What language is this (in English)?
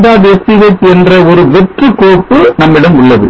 Tamil